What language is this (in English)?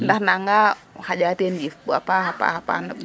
Serer